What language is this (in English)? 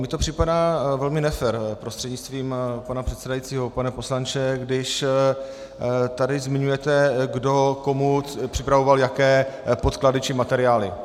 Czech